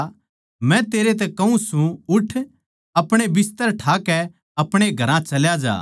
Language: Haryanvi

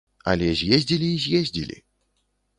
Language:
Belarusian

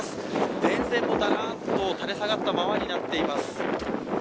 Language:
Japanese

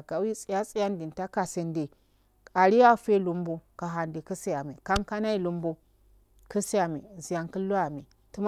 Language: Afade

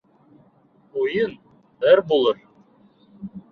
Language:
Bashkir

